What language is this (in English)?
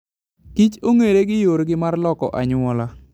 Luo (Kenya and Tanzania)